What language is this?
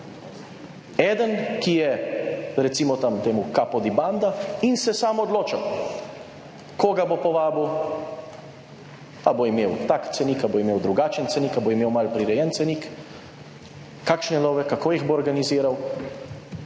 Slovenian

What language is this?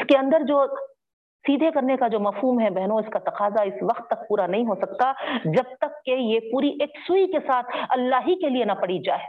Urdu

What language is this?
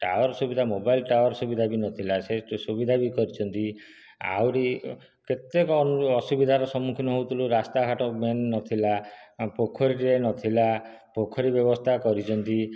Odia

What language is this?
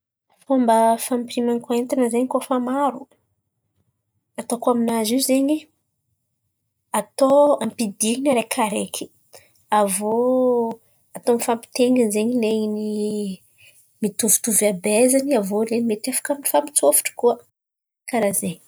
Antankarana Malagasy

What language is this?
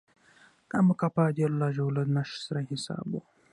Pashto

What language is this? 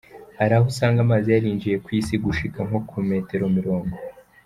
Kinyarwanda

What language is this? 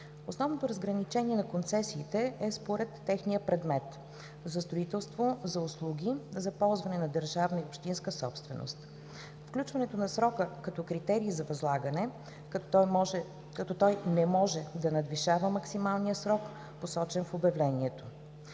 Bulgarian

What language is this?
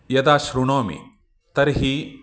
Sanskrit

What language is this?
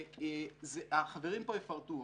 Hebrew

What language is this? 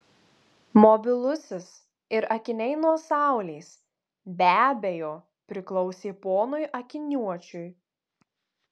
Lithuanian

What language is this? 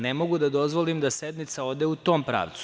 Serbian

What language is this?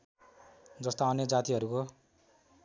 Nepali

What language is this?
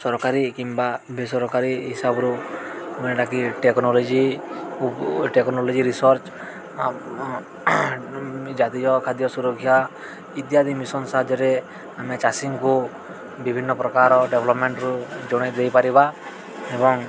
Odia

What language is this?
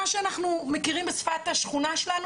Hebrew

